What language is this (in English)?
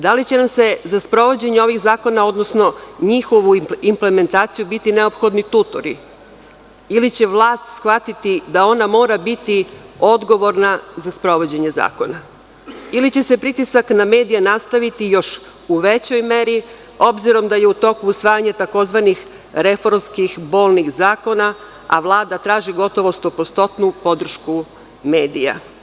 Serbian